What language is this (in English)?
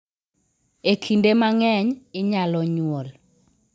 Luo (Kenya and Tanzania)